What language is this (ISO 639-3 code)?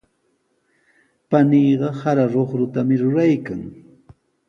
qws